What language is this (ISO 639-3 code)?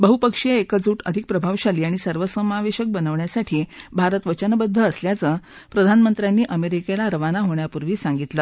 mar